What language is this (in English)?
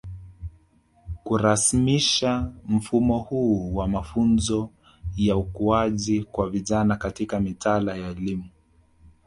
Swahili